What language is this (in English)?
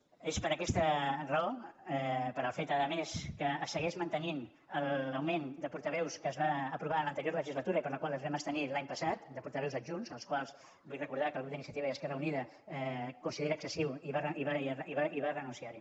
Catalan